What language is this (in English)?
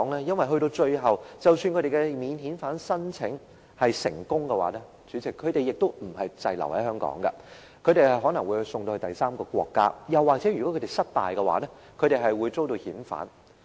Cantonese